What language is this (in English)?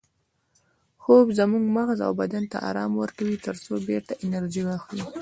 Pashto